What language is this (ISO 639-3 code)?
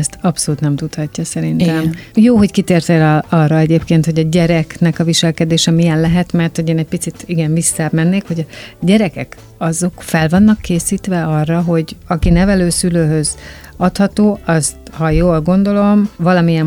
hun